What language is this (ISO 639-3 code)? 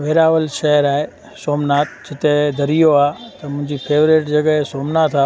snd